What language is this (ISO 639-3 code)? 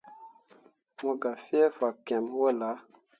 mua